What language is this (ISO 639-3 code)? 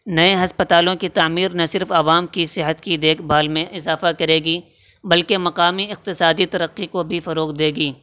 urd